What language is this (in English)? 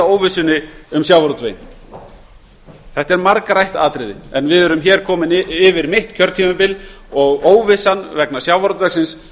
Icelandic